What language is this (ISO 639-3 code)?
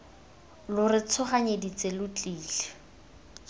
tsn